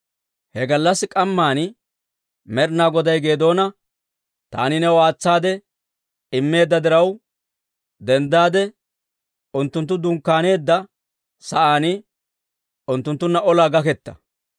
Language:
Dawro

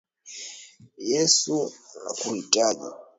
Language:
Swahili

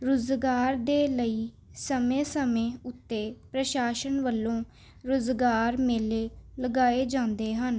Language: Punjabi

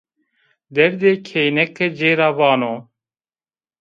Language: Zaza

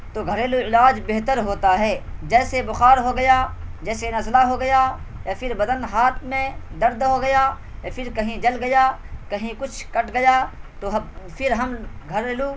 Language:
Urdu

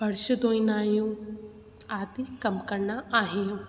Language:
Sindhi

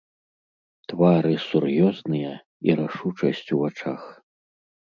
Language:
Belarusian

